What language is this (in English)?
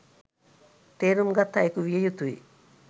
Sinhala